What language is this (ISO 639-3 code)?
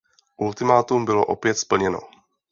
ces